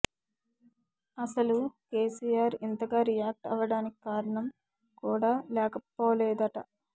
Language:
Telugu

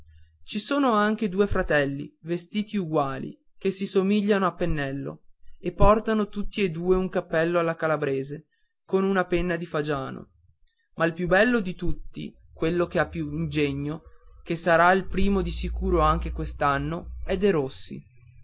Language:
Italian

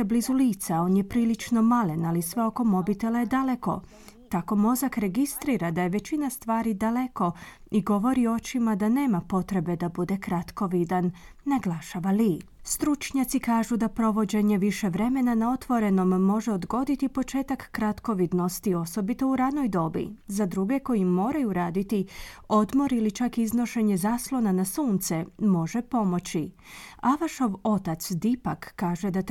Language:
Croatian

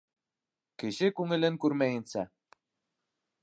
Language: Bashkir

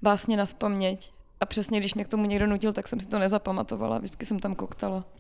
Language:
Czech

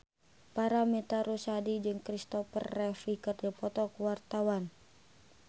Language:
Sundanese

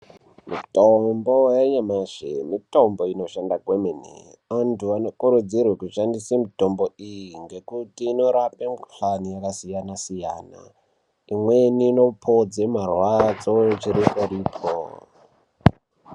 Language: Ndau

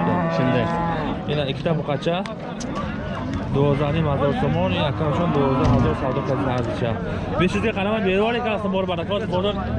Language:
Turkish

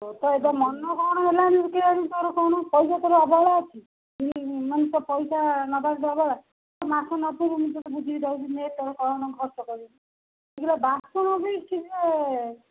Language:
Odia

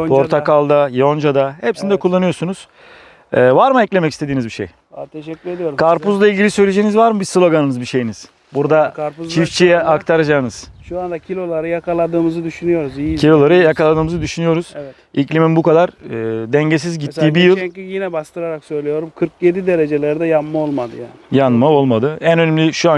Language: Turkish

